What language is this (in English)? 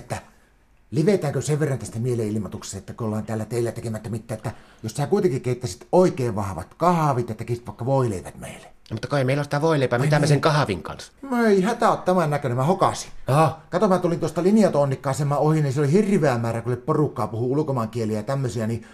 Finnish